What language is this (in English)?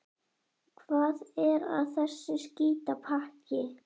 Icelandic